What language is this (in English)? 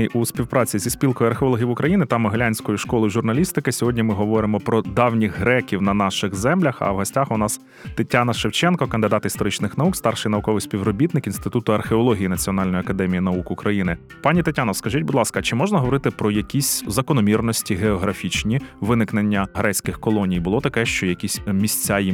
Ukrainian